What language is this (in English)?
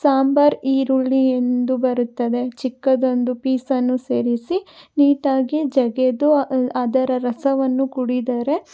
Kannada